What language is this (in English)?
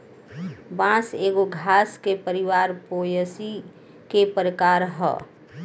Bhojpuri